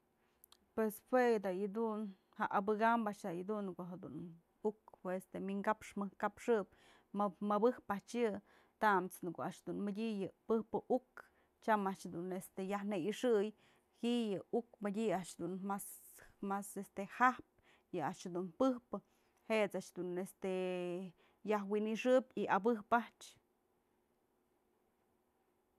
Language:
Mazatlán Mixe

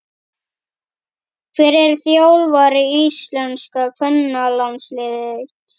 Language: Icelandic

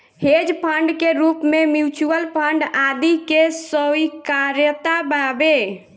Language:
Bhojpuri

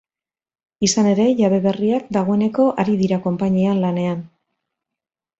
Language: Basque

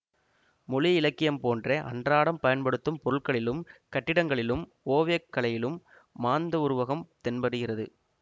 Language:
Tamil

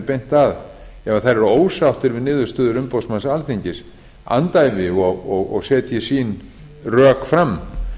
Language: Icelandic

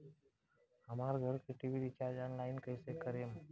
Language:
Bhojpuri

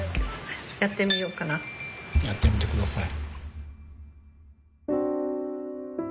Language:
Japanese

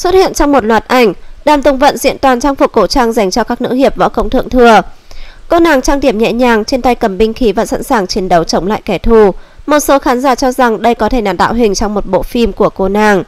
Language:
Vietnamese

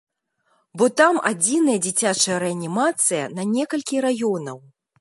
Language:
Belarusian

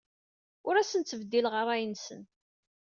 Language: Kabyle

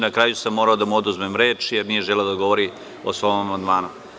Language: Serbian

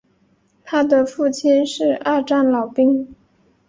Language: Chinese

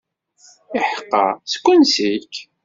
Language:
Kabyle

